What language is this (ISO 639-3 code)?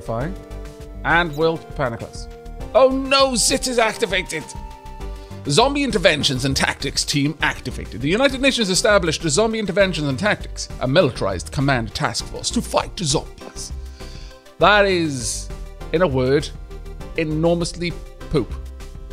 eng